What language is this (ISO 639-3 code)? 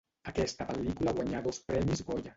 cat